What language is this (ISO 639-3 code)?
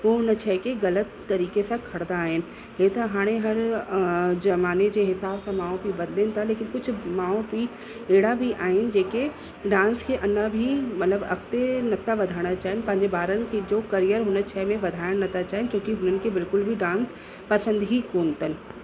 snd